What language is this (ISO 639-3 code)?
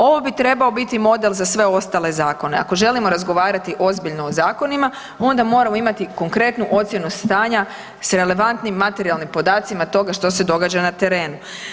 hrv